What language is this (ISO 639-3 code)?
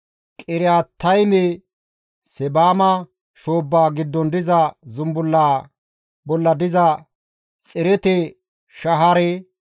gmv